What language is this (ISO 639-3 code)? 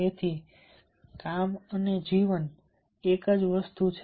guj